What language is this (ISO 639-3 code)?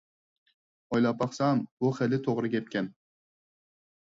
uig